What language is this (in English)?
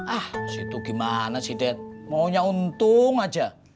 Indonesian